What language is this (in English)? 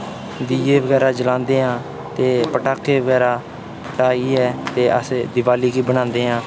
Dogri